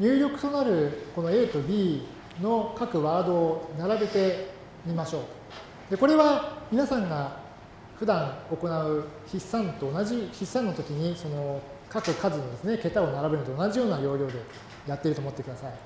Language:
Japanese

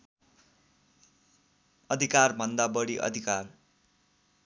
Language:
Nepali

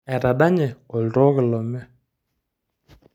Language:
Masai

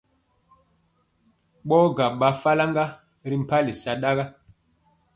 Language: Mpiemo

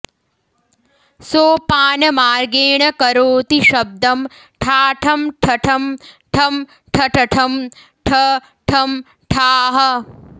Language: Sanskrit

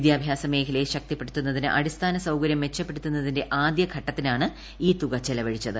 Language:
Malayalam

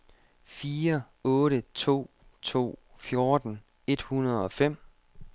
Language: Danish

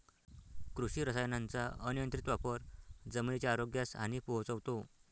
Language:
Marathi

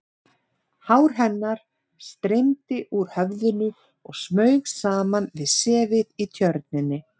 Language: Icelandic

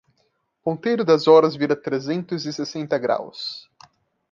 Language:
Portuguese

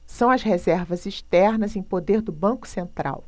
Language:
Portuguese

